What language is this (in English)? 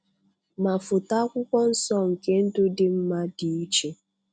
Igbo